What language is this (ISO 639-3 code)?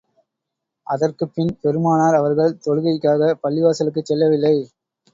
tam